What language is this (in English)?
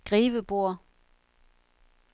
Danish